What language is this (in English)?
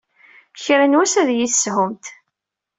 Kabyle